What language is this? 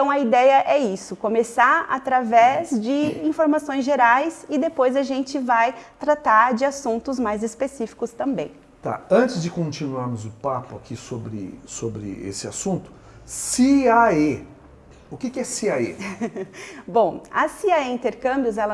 Portuguese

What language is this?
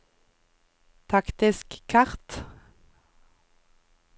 Norwegian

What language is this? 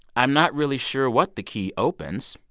English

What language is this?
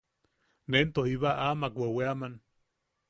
Yaqui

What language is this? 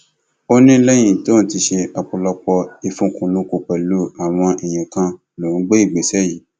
Yoruba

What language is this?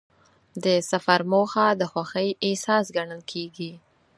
Pashto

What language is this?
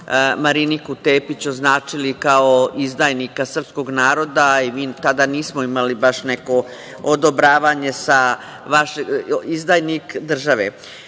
Serbian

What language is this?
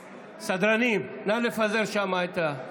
Hebrew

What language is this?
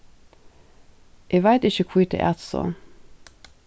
Faroese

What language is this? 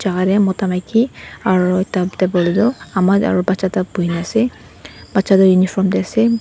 Naga Pidgin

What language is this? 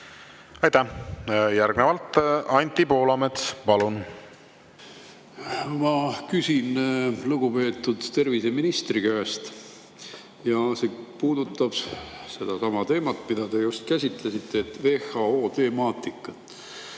Estonian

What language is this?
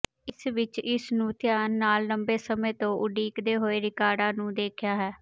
Punjabi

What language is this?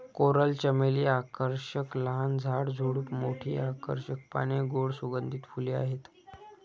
Marathi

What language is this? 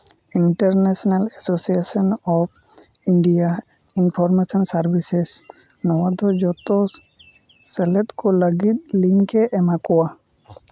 Santali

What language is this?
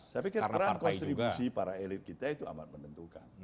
Indonesian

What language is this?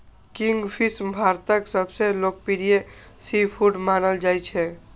Maithili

